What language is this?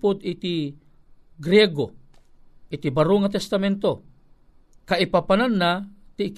Filipino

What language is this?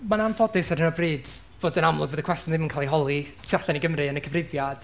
Welsh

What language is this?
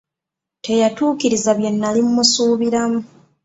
Ganda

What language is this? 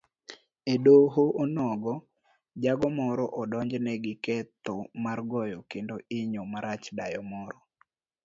Luo (Kenya and Tanzania)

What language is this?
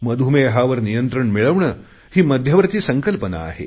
Marathi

